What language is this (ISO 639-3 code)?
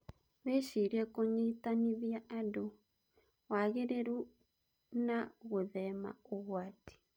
kik